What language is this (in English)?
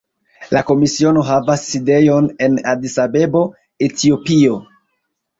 Esperanto